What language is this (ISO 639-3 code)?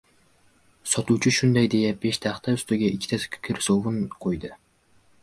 uzb